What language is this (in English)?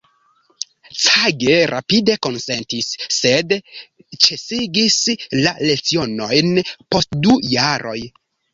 Esperanto